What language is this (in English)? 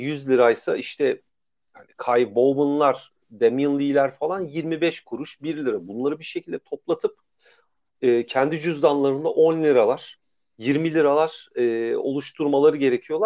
Turkish